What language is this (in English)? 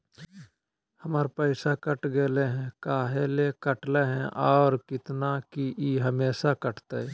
Magahi